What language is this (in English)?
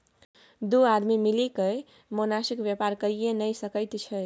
Maithili